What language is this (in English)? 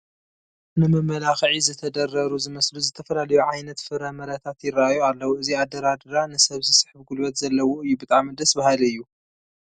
Tigrinya